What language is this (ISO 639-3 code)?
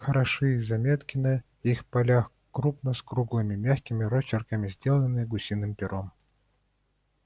rus